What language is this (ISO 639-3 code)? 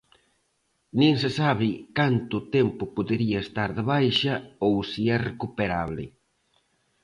glg